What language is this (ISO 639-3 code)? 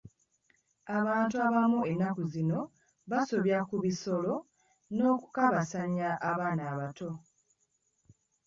lug